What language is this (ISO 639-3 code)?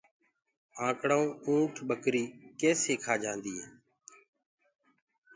ggg